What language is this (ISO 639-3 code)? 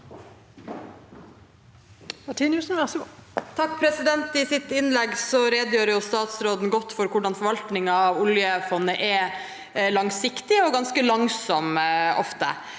nor